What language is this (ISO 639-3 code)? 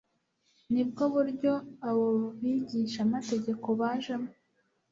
kin